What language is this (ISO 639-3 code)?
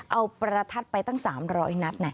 tha